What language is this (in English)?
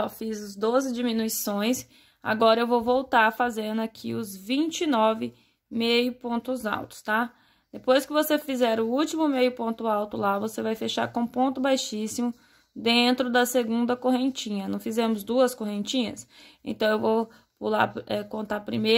Portuguese